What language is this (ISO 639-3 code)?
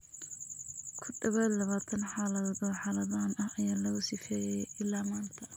som